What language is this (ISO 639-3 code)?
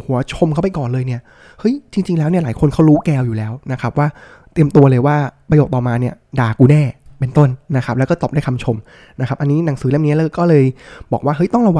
tha